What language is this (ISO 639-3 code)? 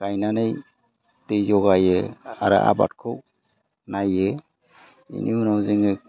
brx